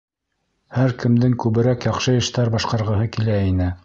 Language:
Bashkir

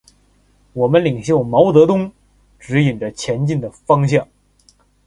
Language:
Chinese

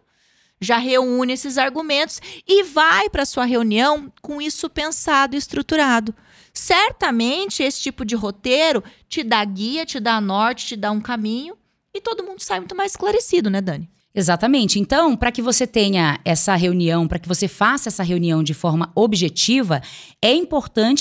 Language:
Portuguese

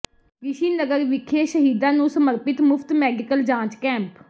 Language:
Punjabi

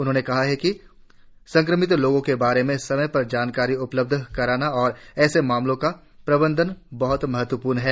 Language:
Hindi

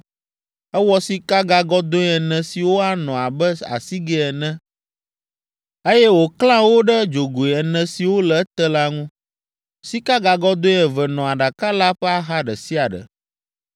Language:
Ewe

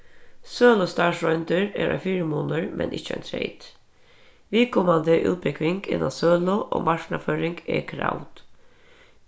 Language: Faroese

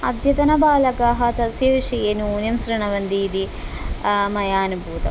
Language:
Sanskrit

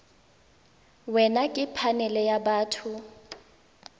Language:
Tswana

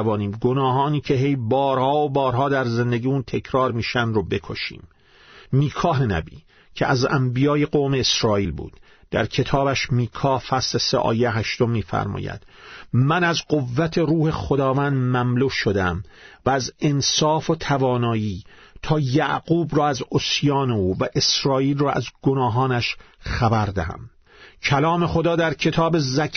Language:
Persian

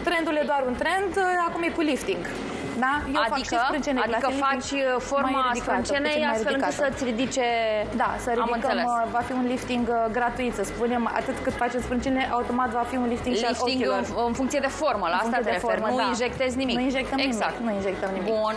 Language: Romanian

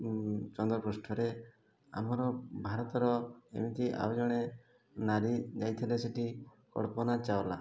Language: Odia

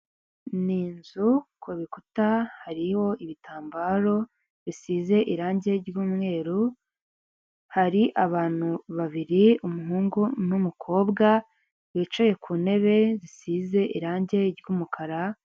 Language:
Kinyarwanda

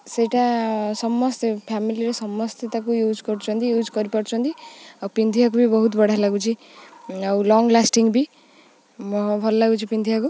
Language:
Odia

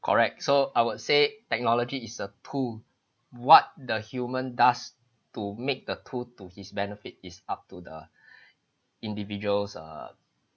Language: English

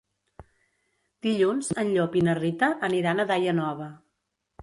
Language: Catalan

